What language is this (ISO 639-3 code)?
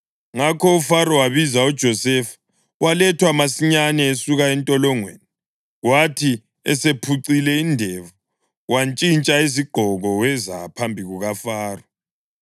nde